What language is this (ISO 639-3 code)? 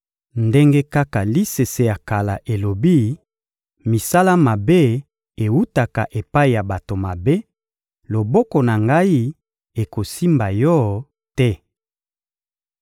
lin